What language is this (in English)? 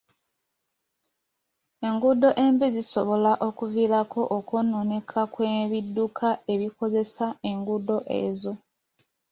Ganda